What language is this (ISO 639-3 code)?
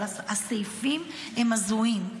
heb